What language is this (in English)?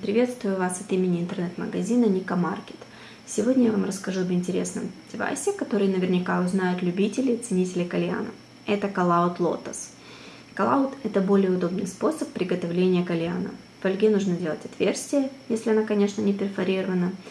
Russian